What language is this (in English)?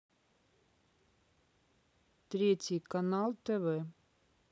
Russian